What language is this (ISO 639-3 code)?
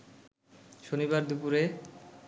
ben